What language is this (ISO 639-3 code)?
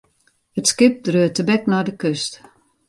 fry